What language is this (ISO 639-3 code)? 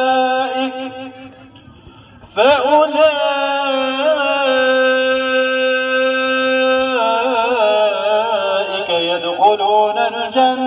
ara